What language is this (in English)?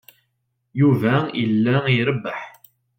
Kabyle